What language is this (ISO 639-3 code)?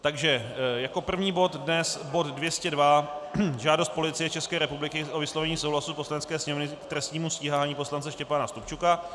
ces